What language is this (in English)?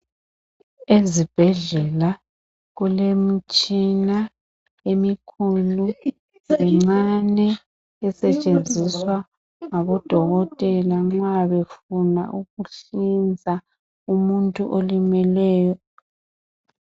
North Ndebele